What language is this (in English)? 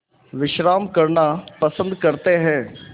Hindi